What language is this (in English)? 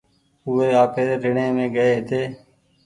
Goaria